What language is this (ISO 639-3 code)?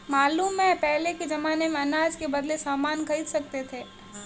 hin